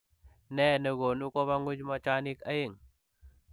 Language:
Kalenjin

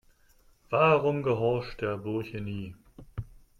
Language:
German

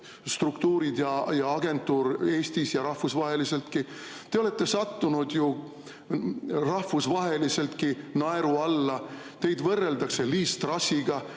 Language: Estonian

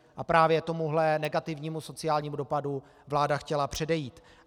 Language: Czech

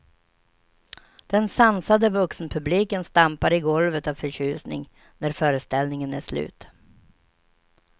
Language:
Swedish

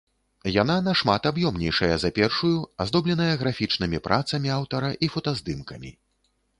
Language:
Belarusian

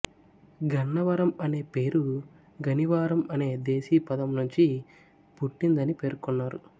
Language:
Telugu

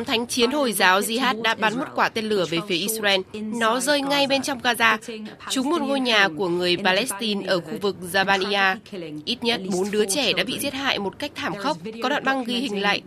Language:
Vietnamese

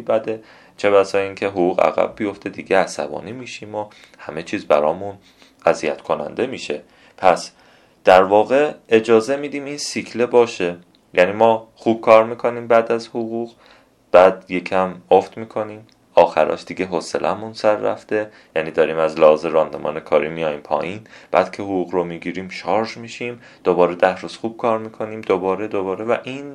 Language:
Persian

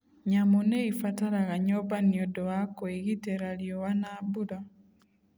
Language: Kikuyu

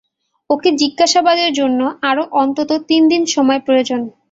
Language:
Bangla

